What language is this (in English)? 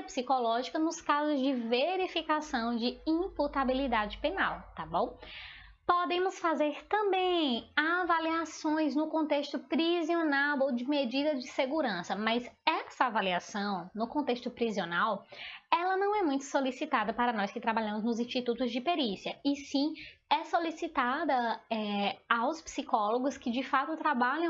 Portuguese